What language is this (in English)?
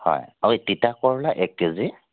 Assamese